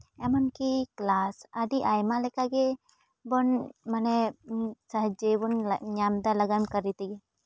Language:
Santali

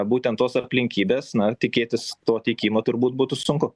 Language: Lithuanian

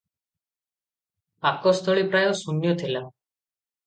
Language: Odia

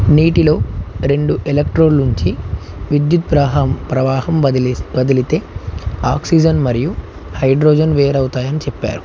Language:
Telugu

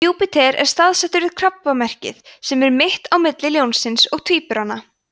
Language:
Icelandic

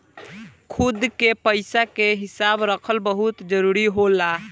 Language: Bhojpuri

